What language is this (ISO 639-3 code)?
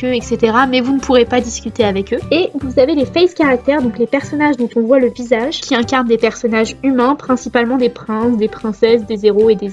fra